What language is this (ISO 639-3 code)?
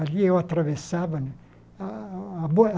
por